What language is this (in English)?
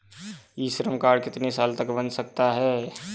Hindi